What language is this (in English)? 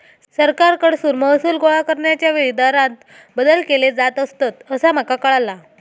Marathi